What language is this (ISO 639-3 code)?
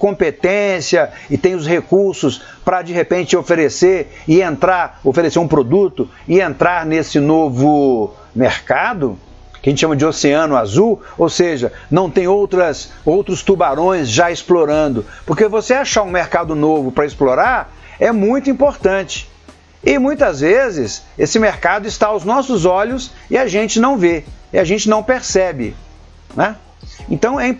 por